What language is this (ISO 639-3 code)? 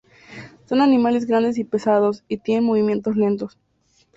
spa